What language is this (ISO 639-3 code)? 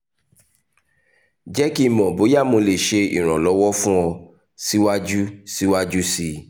yor